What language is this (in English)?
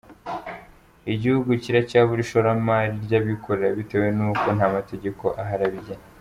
Kinyarwanda